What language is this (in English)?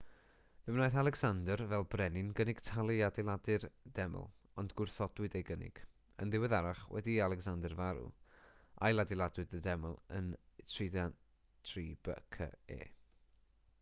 Welsh